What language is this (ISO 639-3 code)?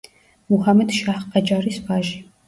kat